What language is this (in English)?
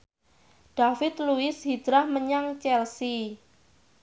Javanese